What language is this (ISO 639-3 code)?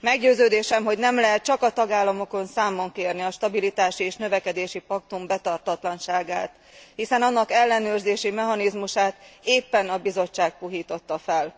hun